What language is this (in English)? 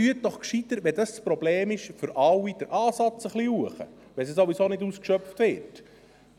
Swiss German